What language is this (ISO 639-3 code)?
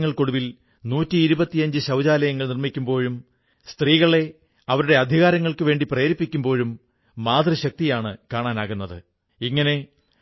mal